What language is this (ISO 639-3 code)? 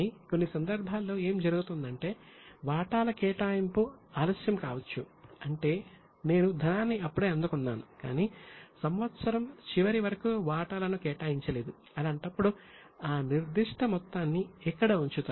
tel